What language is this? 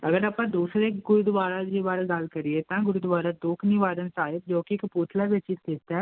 Punjabi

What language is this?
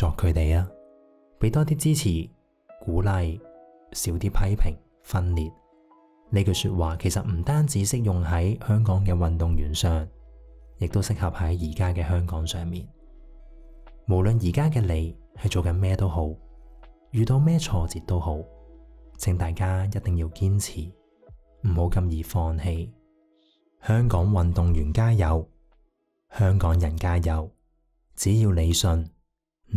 Chinese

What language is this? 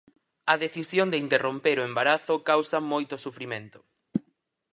Galician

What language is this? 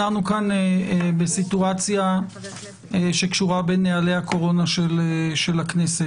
Hebrew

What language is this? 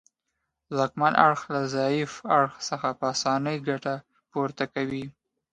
Pashto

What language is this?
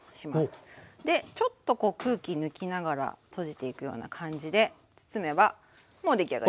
Japanese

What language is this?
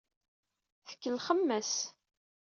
Kabyle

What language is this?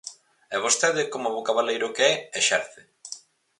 Galician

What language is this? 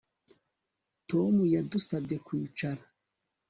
Kinyarwanda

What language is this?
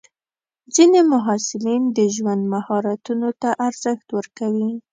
Pashto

